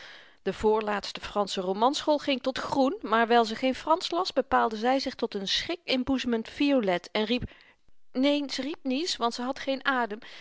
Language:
Dutch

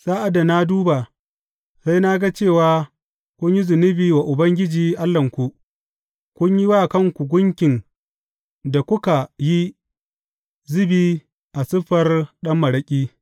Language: Hausa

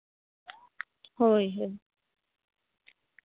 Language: Santali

